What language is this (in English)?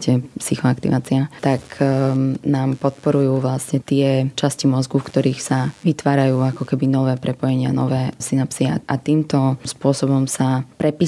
Slovak